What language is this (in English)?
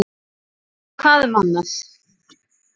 Icelandic